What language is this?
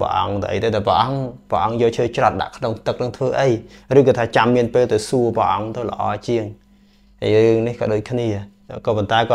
Vietnamese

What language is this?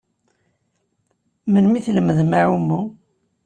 Kabyle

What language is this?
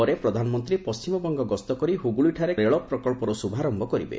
Odia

